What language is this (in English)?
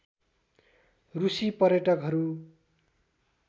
Nepali